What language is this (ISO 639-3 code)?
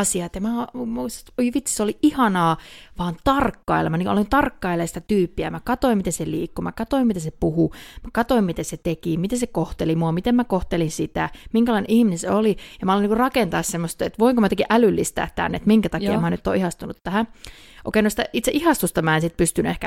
fin